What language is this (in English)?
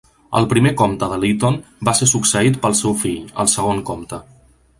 Catalan